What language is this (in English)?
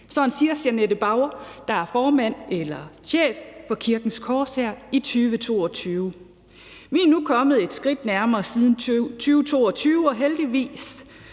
Danish